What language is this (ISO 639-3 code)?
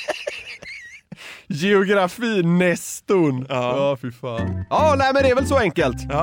swe